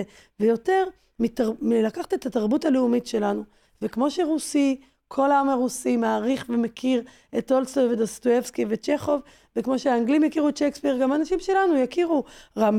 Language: Hebrew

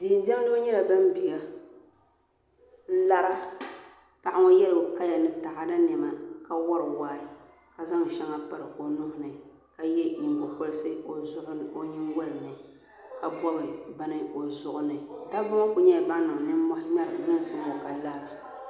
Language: Dagbani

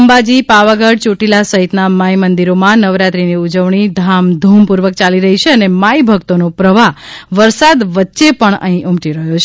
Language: Gujarati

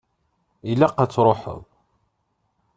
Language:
Kabyle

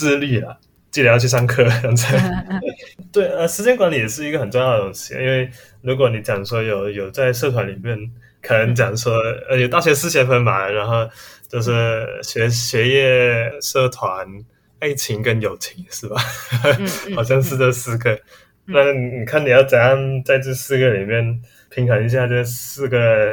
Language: Chinese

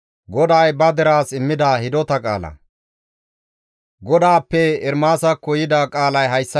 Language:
Gamo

